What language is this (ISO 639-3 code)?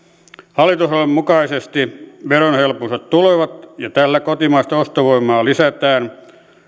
fin